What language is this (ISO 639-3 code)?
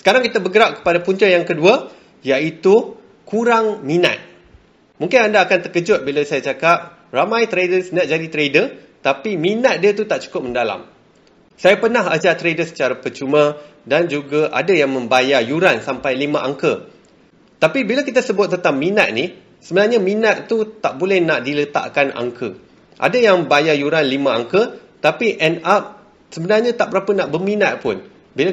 msa